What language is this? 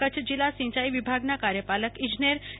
Gujarati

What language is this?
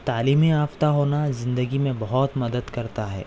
Urdu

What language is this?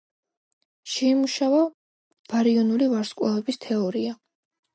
Georgian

